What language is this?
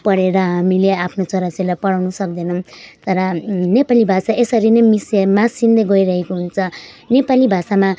Nepali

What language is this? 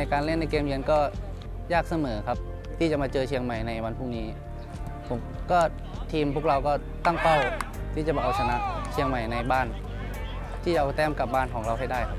Thai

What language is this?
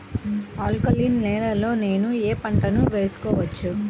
Telugu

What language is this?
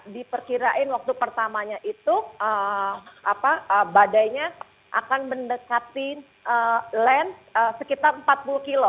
Indonesian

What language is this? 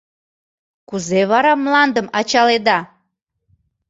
Mari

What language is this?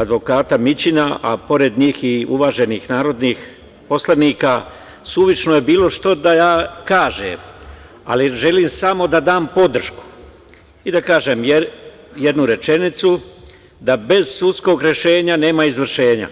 Serbian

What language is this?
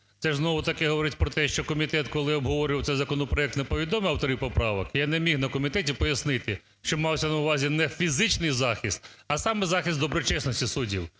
Ukrainian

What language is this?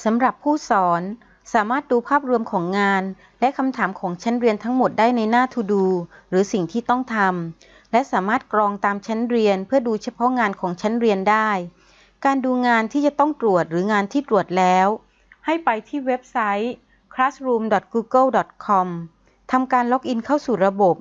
Thai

